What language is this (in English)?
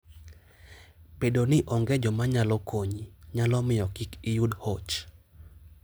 Luo (Kenya and Tanzania)